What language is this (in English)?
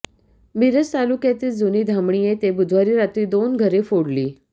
Marathi